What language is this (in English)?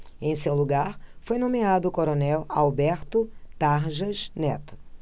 Portuguese